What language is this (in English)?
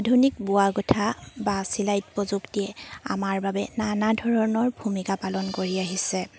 Assamese